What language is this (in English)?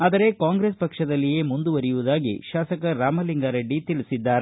Kannada